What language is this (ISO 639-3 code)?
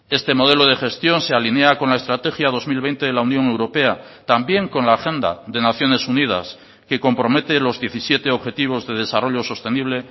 spa